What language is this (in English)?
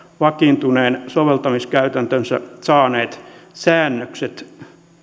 Finnish